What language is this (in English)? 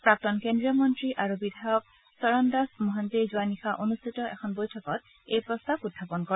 Assamese